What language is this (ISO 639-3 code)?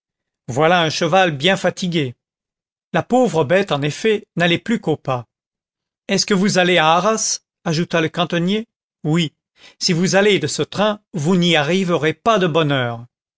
fra